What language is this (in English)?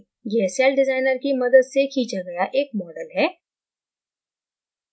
Hindi